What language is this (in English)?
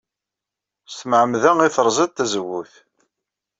Kabyle